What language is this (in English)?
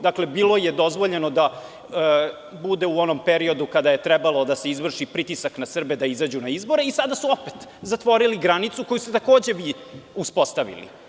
Serbian